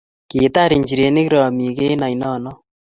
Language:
Kalenjin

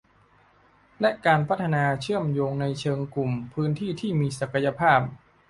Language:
Thai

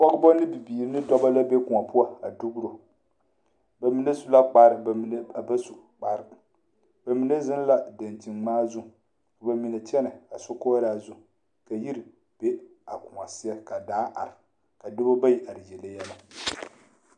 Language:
Southern Dagaare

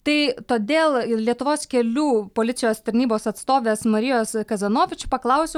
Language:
Lithuanian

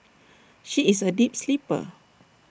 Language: English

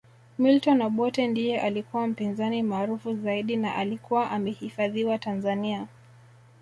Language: Swahili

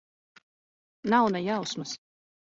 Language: Latvian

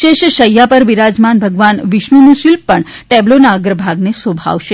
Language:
Gujarati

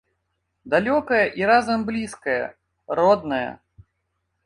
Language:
Belarusian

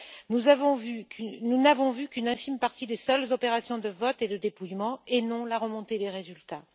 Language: French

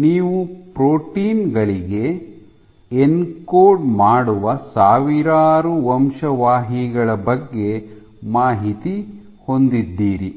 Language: Kannada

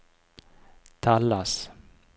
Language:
Norwegian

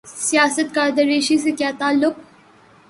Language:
Urdu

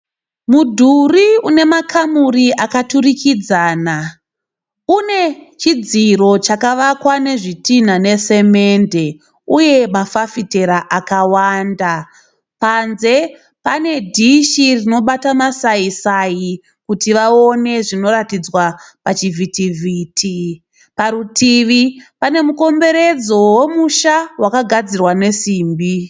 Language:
Shona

